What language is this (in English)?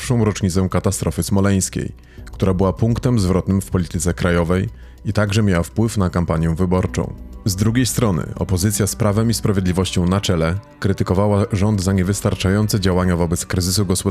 Polish